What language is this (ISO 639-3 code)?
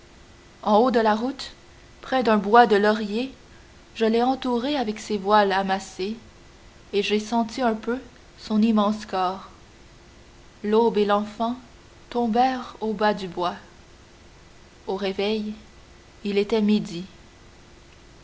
fra